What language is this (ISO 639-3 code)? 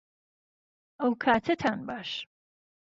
ckb